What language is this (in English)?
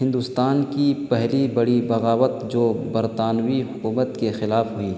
Urdu